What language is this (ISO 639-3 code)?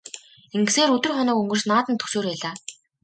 mon